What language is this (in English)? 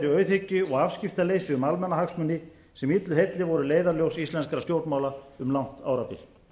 Icelandic